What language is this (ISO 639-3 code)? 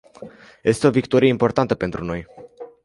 ron